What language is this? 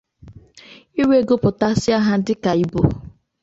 Igbo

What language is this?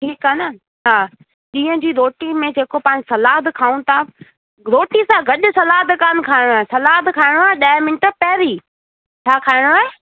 Sindhi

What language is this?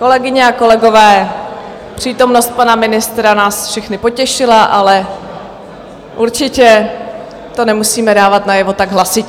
Czech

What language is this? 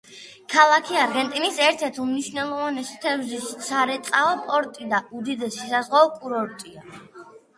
Georgian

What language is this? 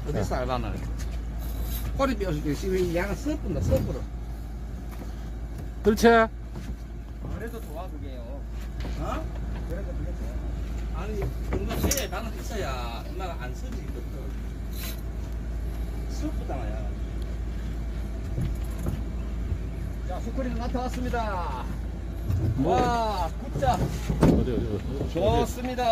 Korean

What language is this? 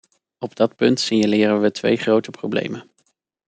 Dutch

